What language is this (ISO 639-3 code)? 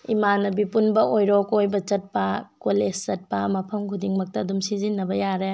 mni